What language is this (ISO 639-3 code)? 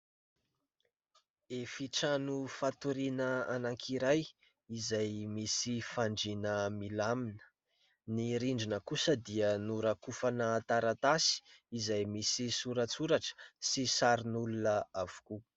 mlg